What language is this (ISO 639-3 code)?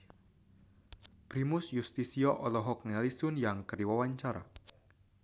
sun